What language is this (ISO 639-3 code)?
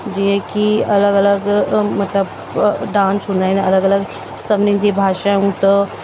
snd